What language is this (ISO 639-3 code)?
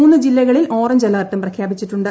mal